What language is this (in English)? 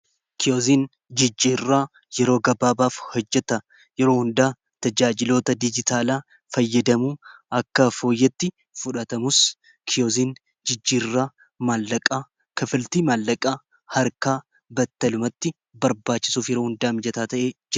Oromo